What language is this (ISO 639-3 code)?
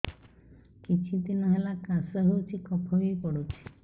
ori